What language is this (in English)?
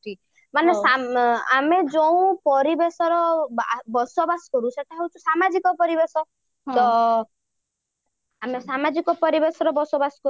Odia